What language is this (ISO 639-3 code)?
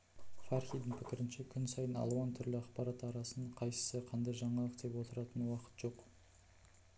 kaz